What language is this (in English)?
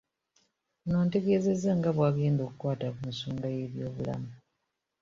Ganda